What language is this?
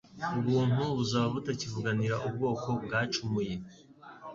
Kinyarwanda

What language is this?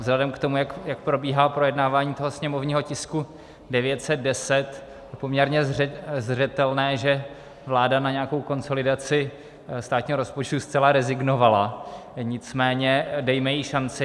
Czech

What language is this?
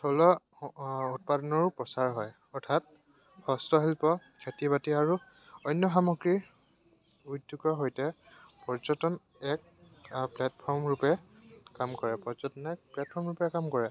Assamese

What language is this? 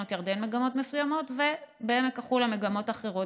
Hebrew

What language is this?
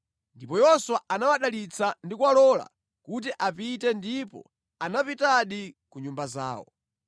Nyanja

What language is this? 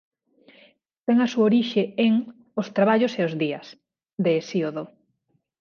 Galician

